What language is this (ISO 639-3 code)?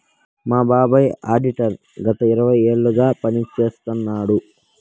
tel